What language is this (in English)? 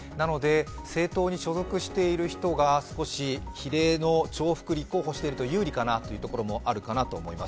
Japanese